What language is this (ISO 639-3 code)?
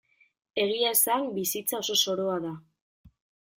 eus